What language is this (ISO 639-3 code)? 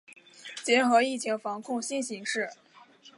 zho